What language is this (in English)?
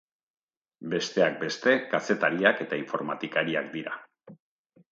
Basque